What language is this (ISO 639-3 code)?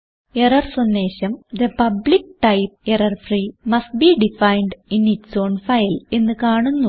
mal